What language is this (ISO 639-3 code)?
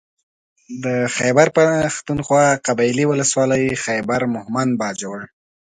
pus